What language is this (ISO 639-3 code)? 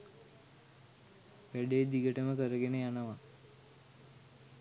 sin